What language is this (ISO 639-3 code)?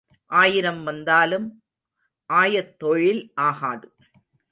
tam